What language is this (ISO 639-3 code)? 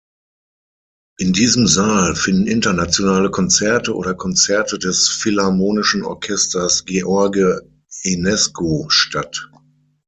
deu